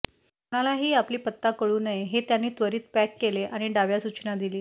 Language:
Marathi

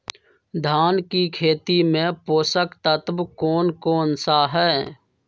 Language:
Magahi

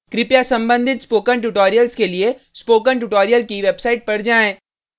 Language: Hindi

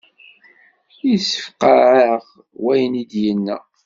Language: Kabyle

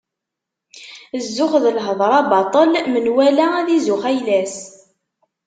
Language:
Kabyle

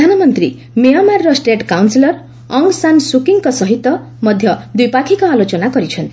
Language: Odia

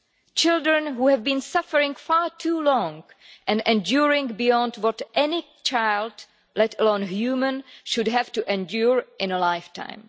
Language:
English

